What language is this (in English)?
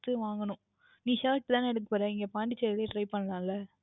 Tamil